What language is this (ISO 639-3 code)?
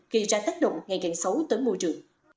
vie